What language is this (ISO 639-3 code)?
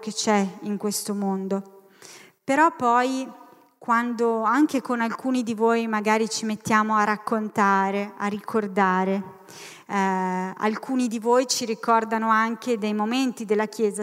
ita